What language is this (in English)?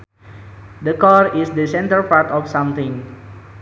Sundanese